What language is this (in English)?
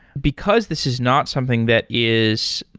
English